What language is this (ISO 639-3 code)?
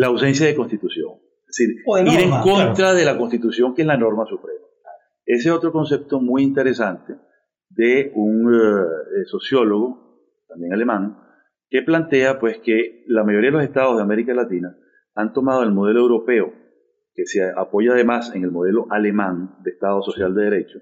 spa